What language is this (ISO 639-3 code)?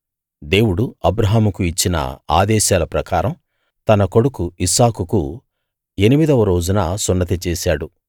tel